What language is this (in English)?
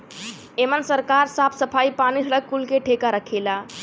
Bhojpuri